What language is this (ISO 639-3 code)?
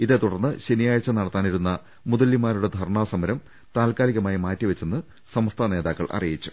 mal